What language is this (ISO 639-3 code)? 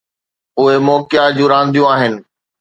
snd